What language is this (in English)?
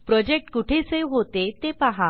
Marathi